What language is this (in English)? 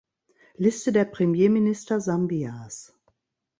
German